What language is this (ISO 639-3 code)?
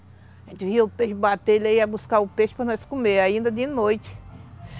por